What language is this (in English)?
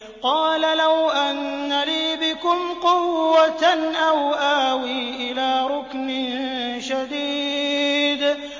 Arabic